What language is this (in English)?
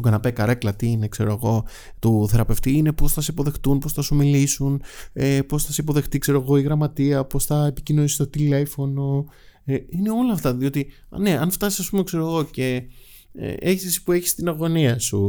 Greek